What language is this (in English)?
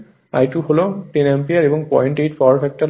Bangla